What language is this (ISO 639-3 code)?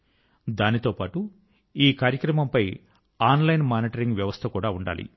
tel